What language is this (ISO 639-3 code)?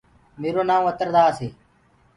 ggg